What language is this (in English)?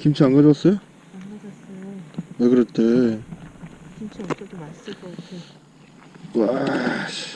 Korean